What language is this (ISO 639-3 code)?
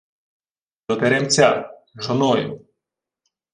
ukr